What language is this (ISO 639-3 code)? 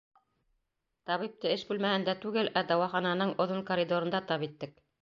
bak